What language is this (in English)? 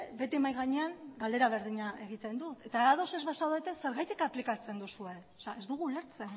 Basque